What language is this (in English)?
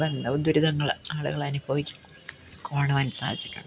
Malayalam